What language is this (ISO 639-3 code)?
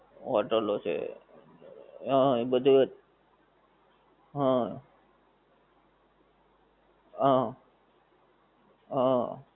guj